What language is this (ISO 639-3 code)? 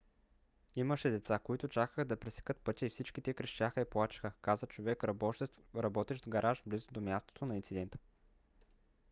bul